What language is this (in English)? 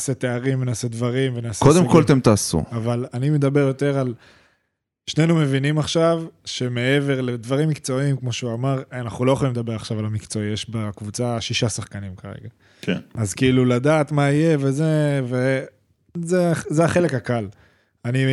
Hebrew